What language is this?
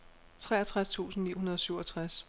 Danish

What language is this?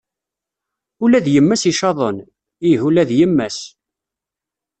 Kabyle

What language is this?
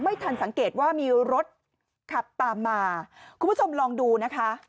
Thai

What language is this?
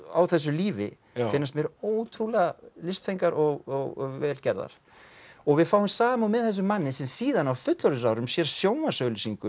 Icelandic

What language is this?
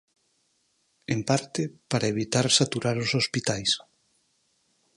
Galician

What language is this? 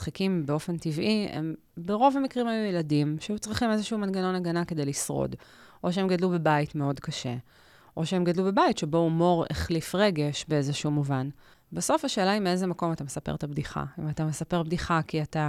Hebrew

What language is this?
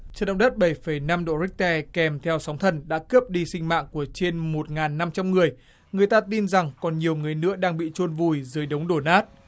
Vietnamese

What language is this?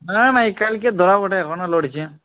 Bangla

